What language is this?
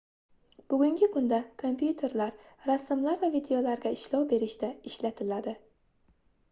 Uzbek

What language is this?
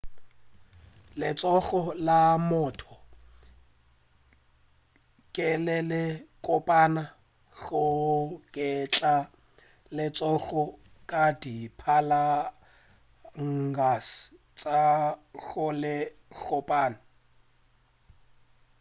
Northern Sotho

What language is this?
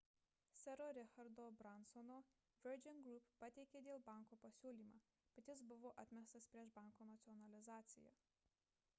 Lithuanian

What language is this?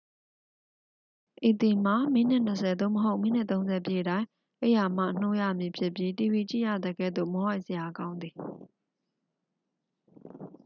Burmese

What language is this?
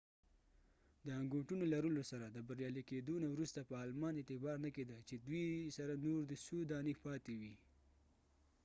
Pashto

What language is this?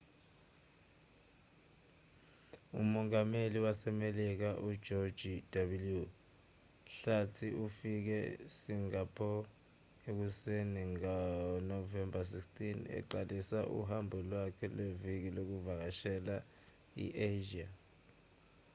Zulu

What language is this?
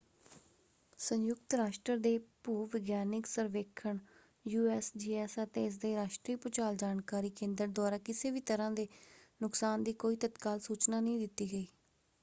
Punjabi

